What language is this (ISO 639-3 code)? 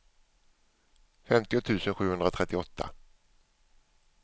swe